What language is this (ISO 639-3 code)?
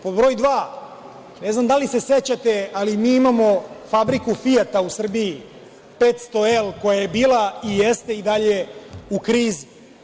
srp